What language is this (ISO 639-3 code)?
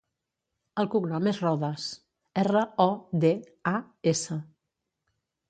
cat